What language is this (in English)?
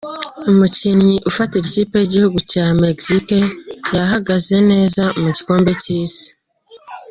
Kinyarwanda